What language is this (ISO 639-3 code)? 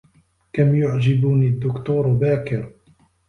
ara